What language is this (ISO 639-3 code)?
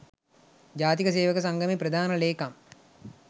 sin